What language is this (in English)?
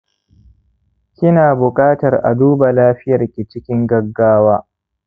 Hausa